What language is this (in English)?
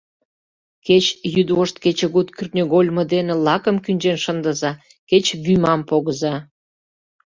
Mari